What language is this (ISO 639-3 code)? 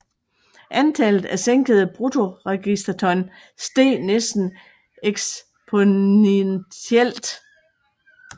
dan